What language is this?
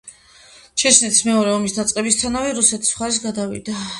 Georgian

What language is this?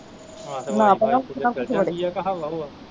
Punjabi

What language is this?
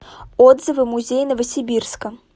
Russian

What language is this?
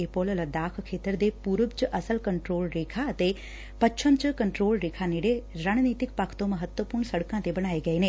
Punjabi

